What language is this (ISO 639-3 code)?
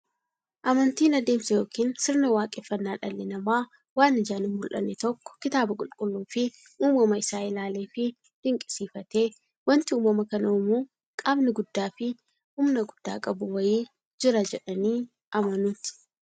orm